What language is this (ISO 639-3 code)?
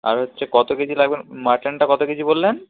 ben